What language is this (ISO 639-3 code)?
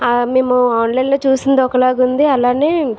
tel